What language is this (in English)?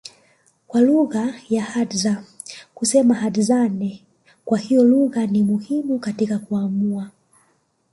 Swahili